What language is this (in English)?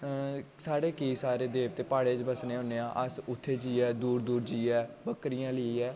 Dogri